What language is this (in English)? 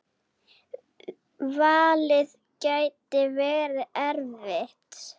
Icelandic